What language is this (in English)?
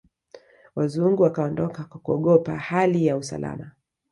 Swahili